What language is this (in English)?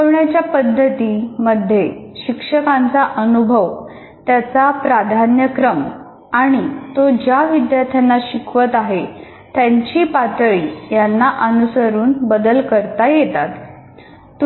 Marathi